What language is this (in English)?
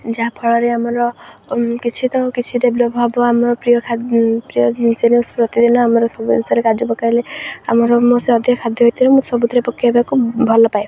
Odia